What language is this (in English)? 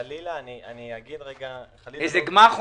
Hebrew